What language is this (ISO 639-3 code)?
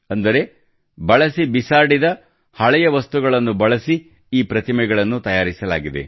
kan